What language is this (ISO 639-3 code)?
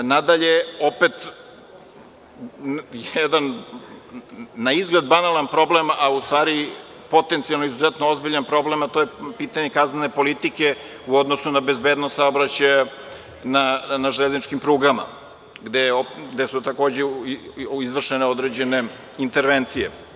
srp